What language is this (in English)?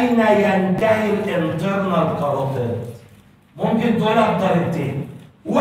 Arabic